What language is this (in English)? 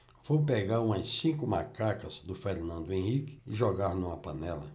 Portuguese